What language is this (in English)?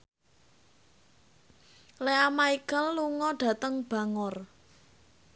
Javanese